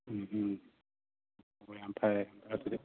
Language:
Manipuri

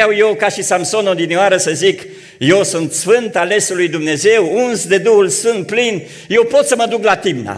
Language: Romanian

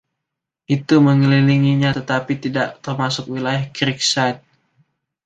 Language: Indonesian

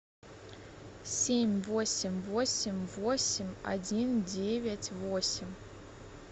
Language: Russian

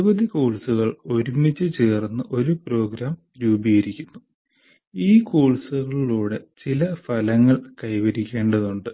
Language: Malayalam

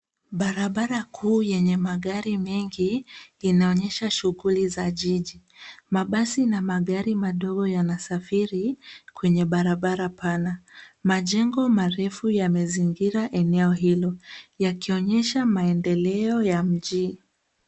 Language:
Swahili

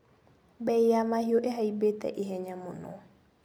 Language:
Kikuyu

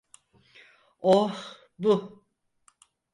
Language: Turkish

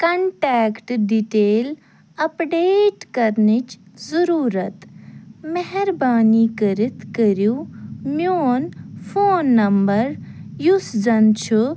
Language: Kashmiri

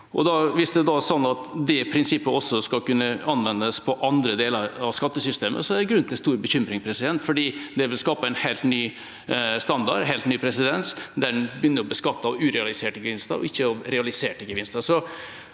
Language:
Norwegian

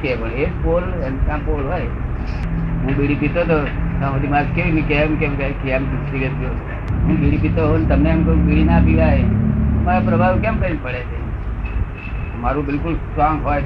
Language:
Gujarati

